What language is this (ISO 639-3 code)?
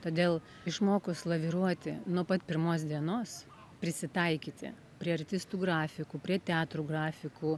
lit